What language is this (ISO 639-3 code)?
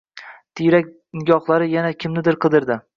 uzb